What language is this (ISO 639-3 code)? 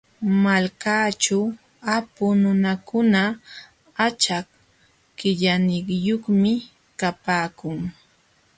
qxw